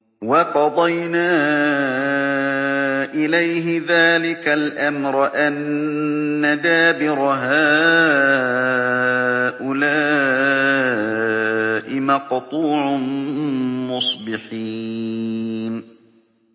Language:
Arabic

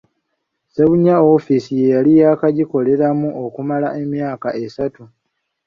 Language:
Ganda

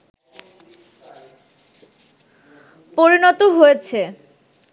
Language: Bangla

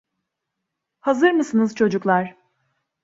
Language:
Turkish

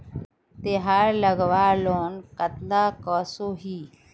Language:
Magahi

